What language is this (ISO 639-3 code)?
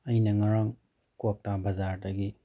mni